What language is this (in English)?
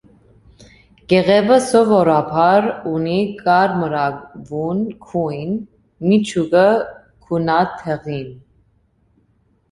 Armenian